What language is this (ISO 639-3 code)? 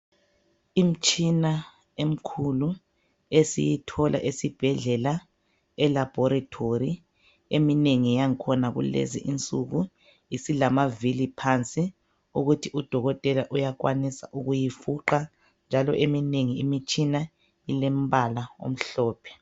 nde